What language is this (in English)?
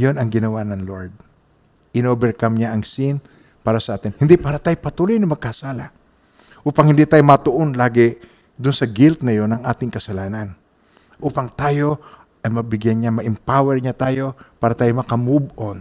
Filipino